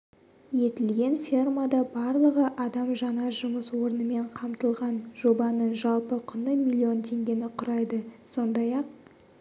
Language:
Kazakh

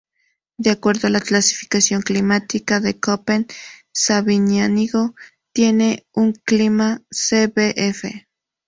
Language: Spanish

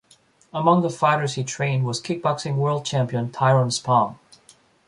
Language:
English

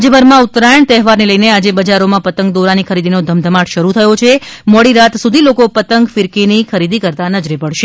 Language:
Gujarati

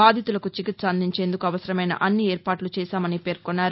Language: Telugu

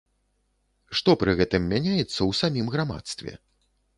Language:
Belarusian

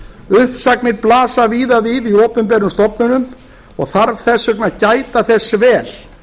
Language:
Icelandic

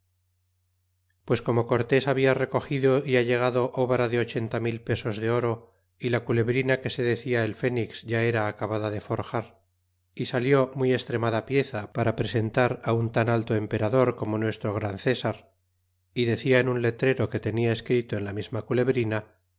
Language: Spanish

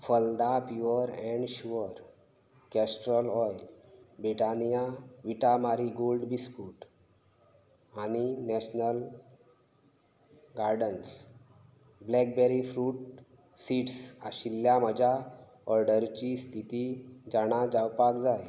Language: Konkani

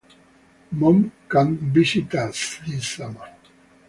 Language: English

